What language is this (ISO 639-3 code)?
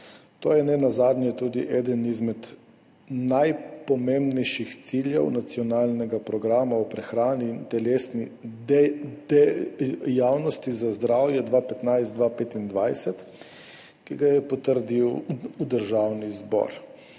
slv